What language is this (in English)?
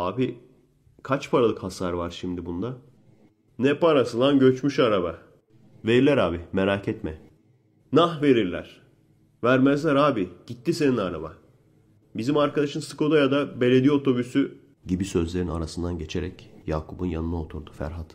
Turkish